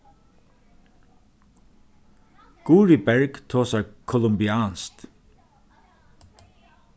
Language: Faroese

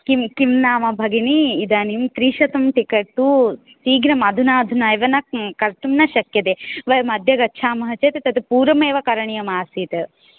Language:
Sanskrit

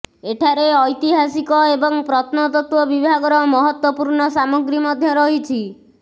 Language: Odia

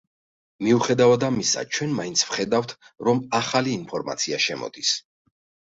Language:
Georgian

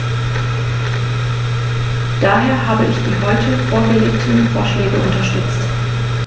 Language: German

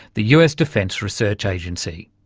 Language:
English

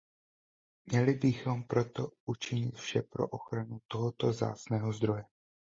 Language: Czech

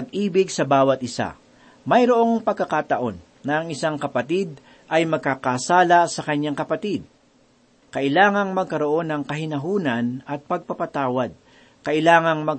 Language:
Filipino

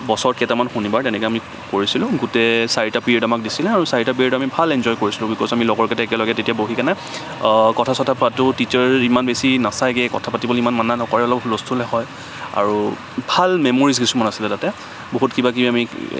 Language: Assamese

